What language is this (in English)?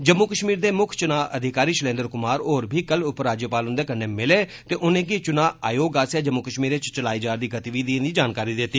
Dogri